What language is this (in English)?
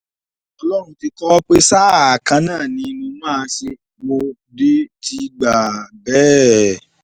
Yoruba